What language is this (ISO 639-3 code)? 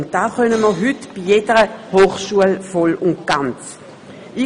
gsw